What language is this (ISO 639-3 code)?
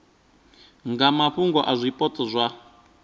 ven